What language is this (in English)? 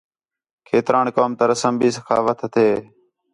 Khetrani